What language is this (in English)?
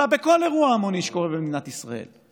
Hebrew